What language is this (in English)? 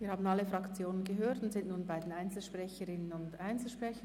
Swiss German